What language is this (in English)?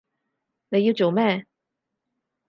Cantonese